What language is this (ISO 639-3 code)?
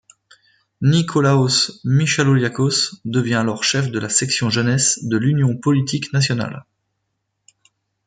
fra